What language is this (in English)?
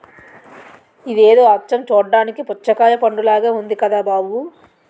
Telugu